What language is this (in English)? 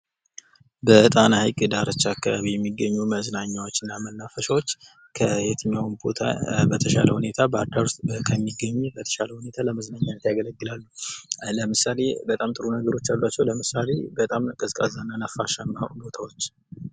Amharic